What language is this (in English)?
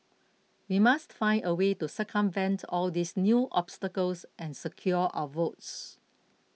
English